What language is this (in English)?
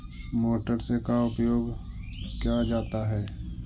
Magahi